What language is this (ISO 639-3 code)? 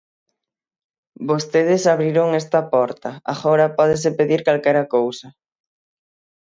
glg